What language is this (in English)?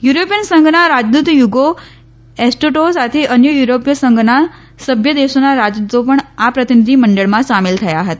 Gujarati